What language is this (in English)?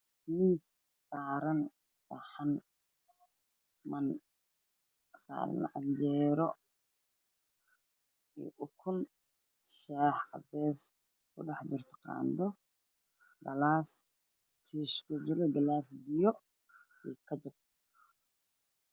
Somali